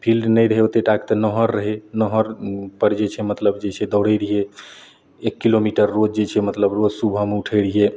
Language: Maithili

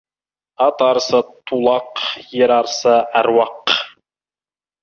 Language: Kazakh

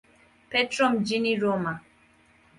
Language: Swahili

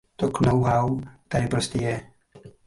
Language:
Czech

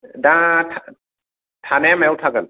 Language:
Bodo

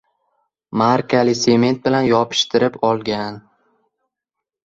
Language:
Uzbek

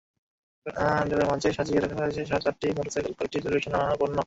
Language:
Bangla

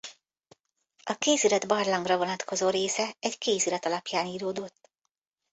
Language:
Hungarian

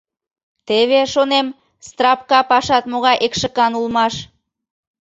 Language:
Mari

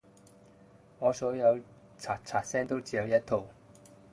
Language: Cantonese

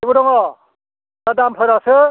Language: Bodo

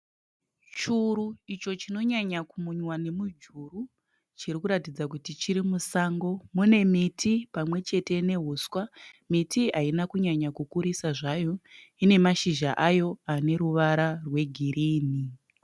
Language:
Shona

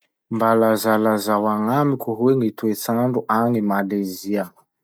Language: Masikoro Malagasy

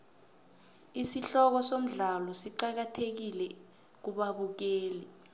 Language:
South Ndebele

